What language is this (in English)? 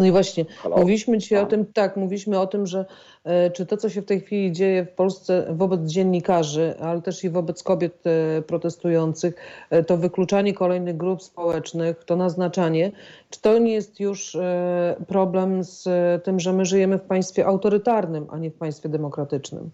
Polish